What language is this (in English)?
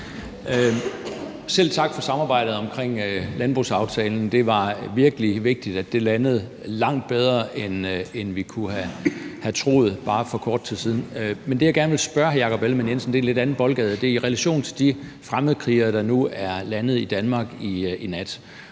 Danish